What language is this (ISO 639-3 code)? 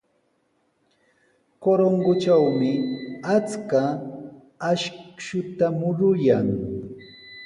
qws